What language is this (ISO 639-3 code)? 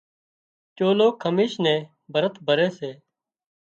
kxp